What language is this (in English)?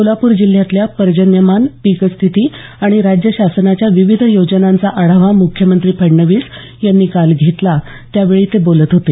Marathi